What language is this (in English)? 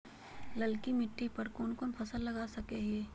Magahi